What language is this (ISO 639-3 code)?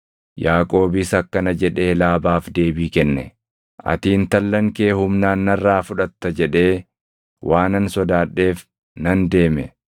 orm